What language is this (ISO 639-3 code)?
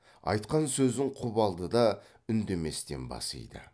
kaz